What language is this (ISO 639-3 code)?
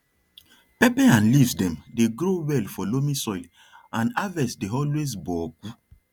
pcm